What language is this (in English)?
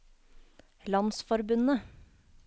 Norwegian